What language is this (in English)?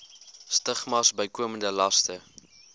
Afrikaans